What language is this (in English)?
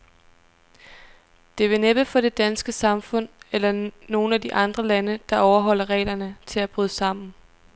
Danish